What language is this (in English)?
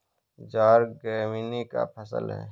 Hindi